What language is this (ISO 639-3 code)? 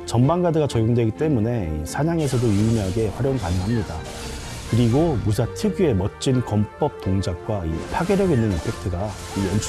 kor